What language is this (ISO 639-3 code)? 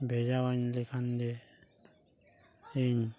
sat